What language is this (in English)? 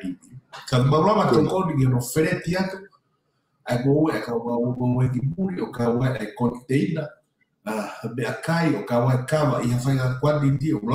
Italian